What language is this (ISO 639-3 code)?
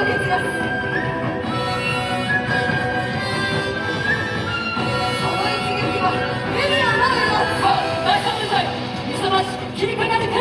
jpn